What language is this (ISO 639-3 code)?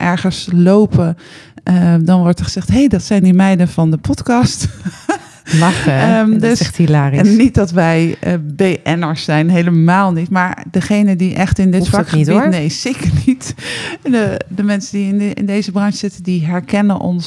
nld